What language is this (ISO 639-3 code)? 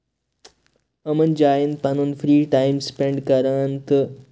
kas